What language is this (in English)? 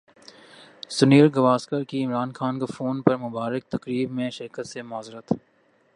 Urdu